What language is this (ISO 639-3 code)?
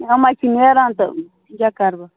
kas